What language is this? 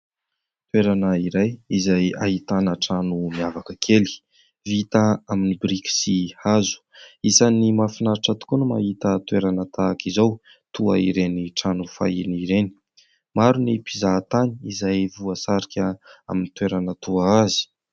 Malagasy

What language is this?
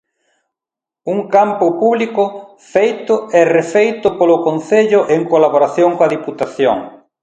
Galician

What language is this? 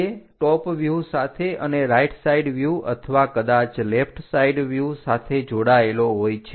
Gujarati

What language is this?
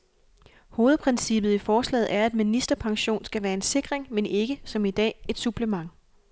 Danish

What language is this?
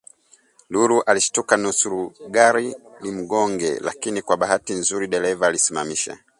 Swahili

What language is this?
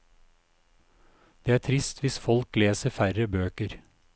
Norwegian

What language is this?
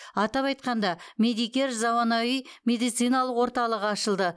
Kazakh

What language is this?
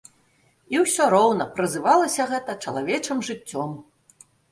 Belarusian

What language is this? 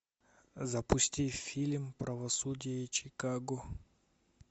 Russian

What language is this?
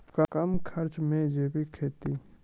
Maithili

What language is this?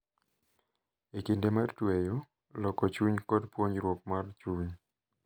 Luo (Kenya and Tanzania)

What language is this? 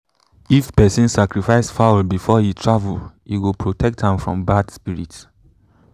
Nigerian Pidgin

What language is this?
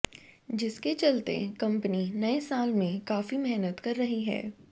Hindi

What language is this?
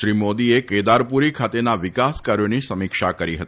Gujarati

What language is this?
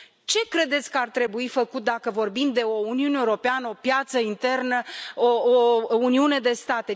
Romanian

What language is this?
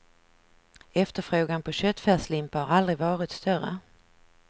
Swedish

